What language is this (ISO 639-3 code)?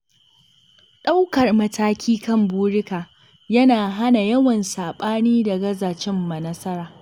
hau